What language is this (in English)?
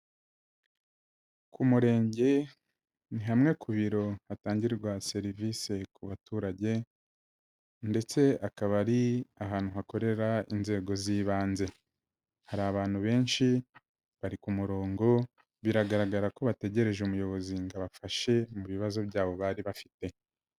Kinyarwanda